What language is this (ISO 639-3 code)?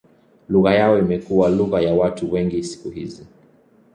swa